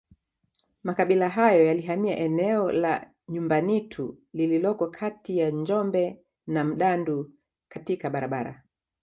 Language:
Swahili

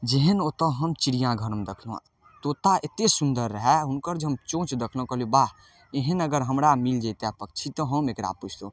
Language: Maithili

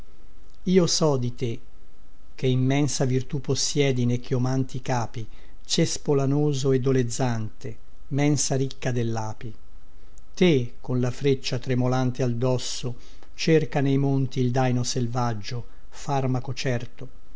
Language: Italian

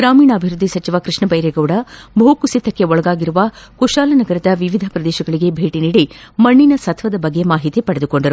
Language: Kannada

